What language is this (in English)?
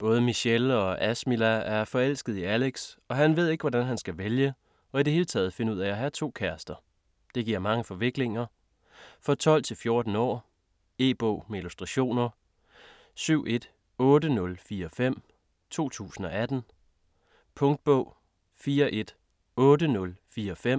Danish